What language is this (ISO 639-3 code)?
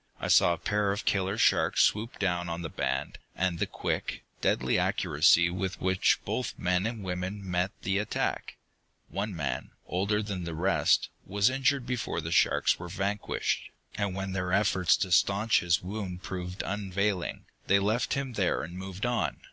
eng